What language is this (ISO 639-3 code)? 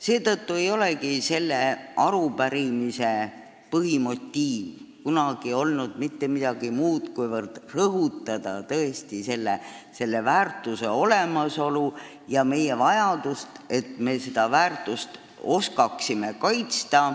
est